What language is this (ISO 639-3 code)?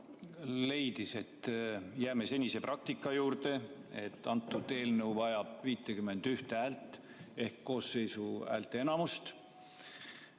est